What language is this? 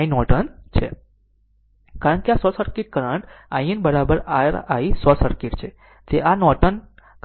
Gujarati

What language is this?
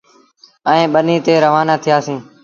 Sindhi Bhil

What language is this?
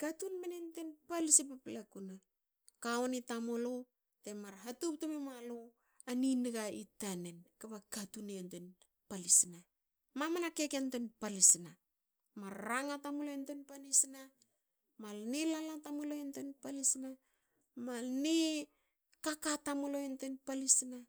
Hakö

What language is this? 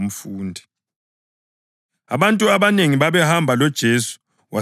North Ndebele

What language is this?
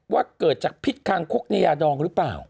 Thai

